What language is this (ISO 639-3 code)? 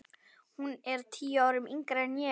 isl